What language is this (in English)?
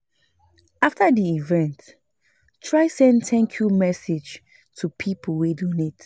Nigerian Pidgin